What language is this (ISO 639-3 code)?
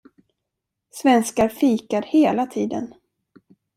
swe